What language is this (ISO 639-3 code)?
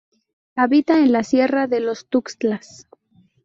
spa